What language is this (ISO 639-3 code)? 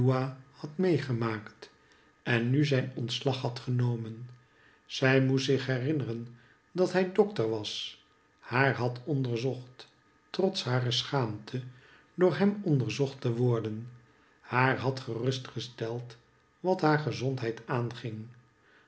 nld